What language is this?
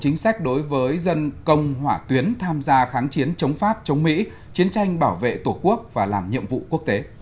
Vietnamese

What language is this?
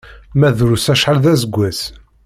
Kabyle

